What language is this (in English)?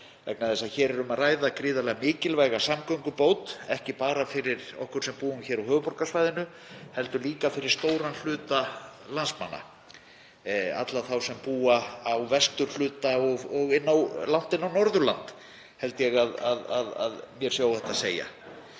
Icelandic